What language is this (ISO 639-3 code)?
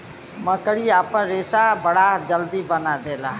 bho